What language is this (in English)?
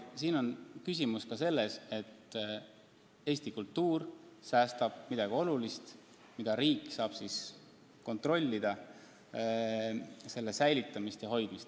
Estonian